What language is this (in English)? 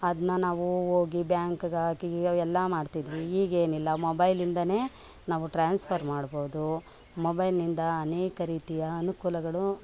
Kannada